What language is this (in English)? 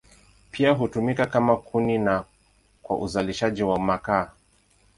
Swahili